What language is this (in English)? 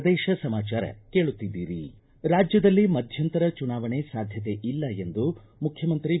Kannada